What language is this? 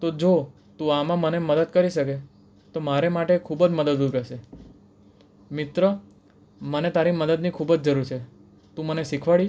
Gujarati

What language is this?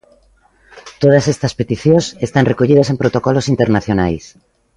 Galician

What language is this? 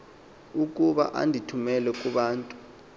Xhosa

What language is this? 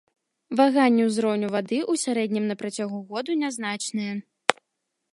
Belarusian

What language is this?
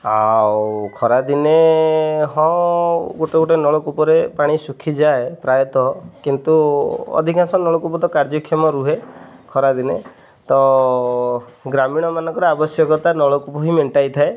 Odia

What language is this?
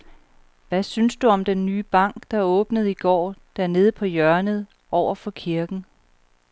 Danish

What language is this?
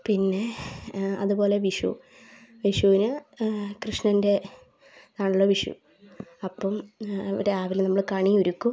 Malayalam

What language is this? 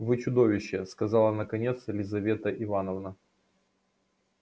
Russian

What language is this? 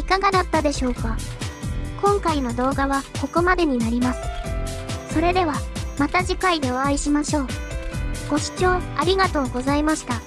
Japanese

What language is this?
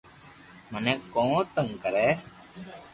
Loarki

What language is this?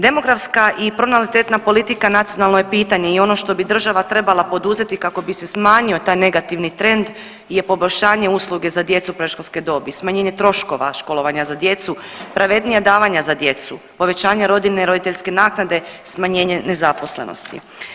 Croatian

